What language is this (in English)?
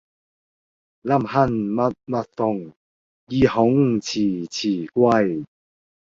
Cantonese